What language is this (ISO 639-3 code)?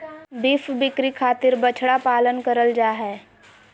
mag